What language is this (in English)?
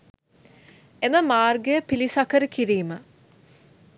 Sinhala